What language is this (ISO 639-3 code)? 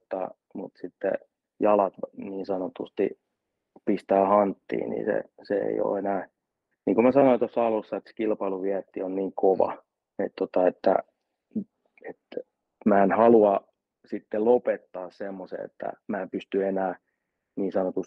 fin